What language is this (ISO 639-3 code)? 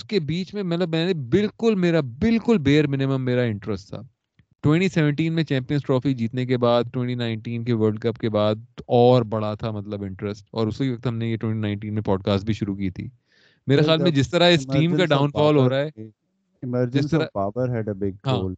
urd